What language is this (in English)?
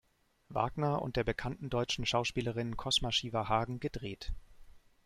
German